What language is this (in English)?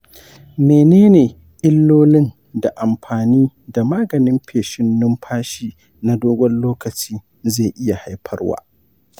Hausa